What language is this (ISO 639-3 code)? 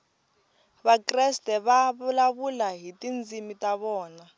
tso